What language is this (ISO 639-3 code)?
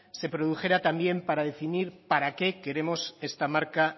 spa